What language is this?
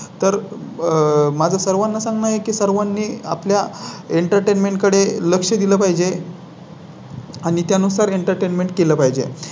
Marathi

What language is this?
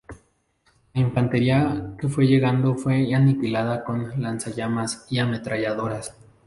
Spanish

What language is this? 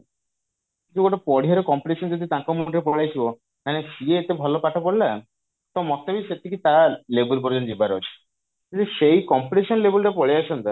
Odia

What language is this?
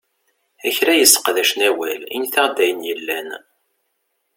Kabyle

